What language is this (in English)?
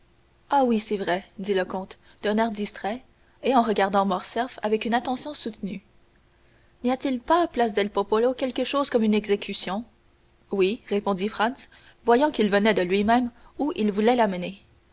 French